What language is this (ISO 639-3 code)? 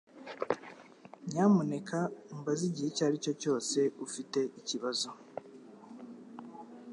kin